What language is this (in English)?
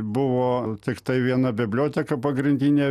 Lithuanian